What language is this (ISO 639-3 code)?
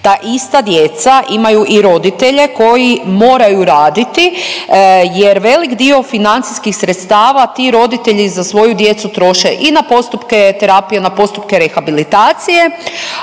hrv